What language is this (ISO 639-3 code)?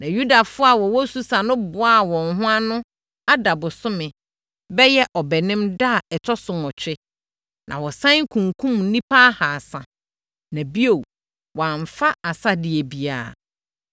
aka